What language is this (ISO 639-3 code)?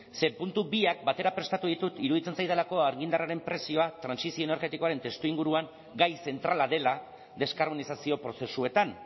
eus